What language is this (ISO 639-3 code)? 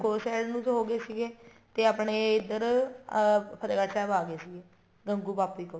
pan